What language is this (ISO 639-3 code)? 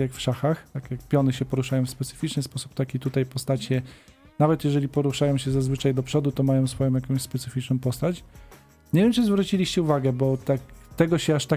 pol